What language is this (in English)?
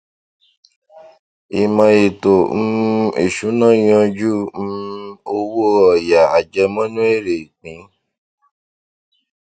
Yoruba